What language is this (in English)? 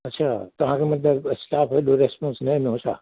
Sindhi